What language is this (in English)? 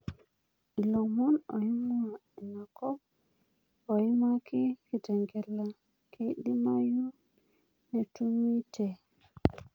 Masai